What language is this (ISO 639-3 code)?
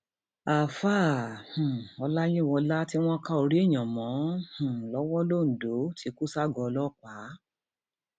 yor